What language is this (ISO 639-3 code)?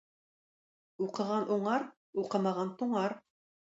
tat